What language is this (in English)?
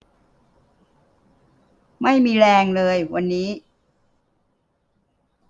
Thai